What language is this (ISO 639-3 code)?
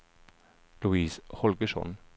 swe